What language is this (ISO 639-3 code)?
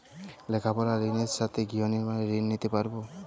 ben